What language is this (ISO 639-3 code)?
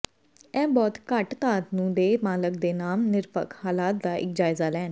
pan